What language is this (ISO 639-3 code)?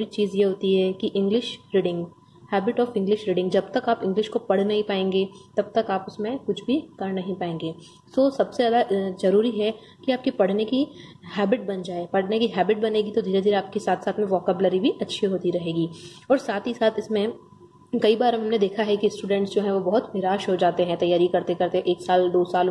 hin